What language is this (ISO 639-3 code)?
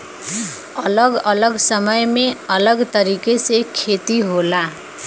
bho